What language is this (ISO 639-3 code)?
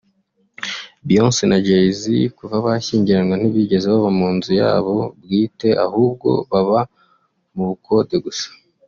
kin